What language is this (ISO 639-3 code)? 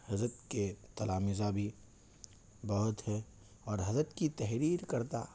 urd